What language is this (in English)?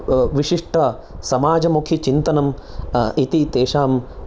Sanskrit